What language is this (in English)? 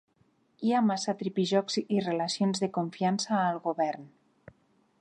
Catalan